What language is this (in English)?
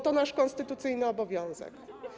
Polish